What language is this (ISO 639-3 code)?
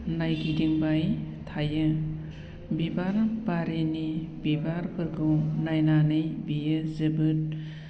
brx